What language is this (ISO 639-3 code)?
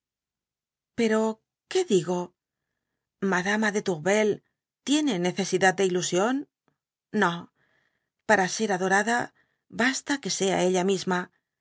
spa